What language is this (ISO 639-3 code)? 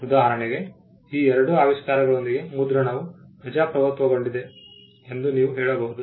kan